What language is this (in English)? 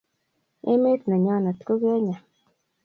Kalenjin